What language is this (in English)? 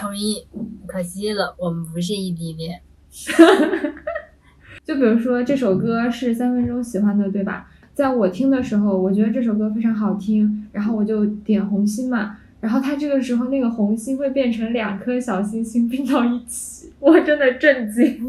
Chinese